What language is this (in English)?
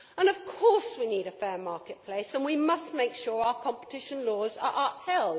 English